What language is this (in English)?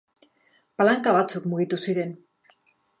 Basque